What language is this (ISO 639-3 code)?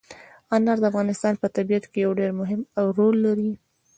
pus